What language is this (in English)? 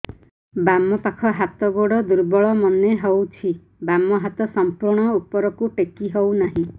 Odia